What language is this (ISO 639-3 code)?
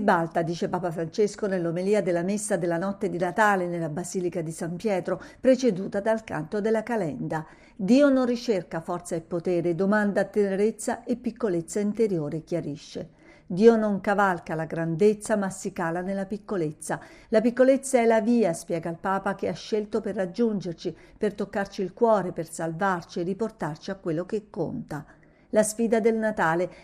ita